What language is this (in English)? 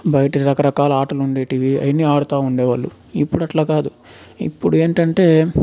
Telugu